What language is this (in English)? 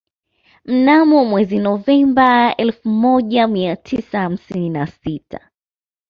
Swahili